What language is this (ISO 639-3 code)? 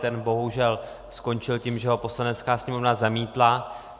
ces